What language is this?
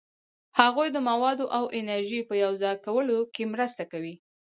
Pashto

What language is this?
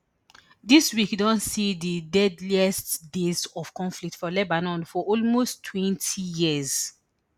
Nigerian Pidgin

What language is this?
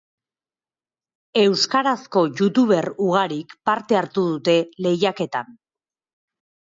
Basque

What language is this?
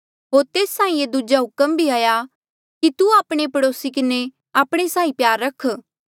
Mandeali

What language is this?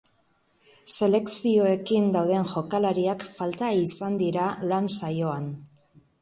Basque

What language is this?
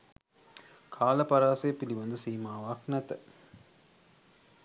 Sinhala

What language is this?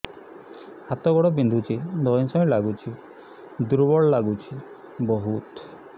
Odia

